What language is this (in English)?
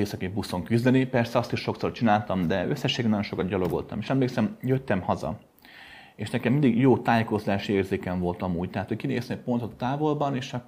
Hungarian